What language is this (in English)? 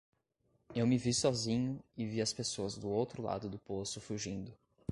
Portuguese